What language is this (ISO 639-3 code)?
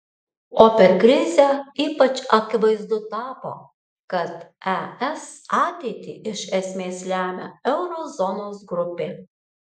lit